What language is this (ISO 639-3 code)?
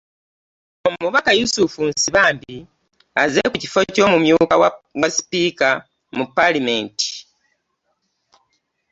lug